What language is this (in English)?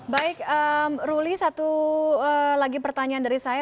Indonesian